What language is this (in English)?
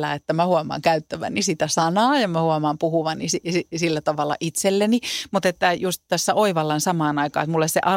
Finnish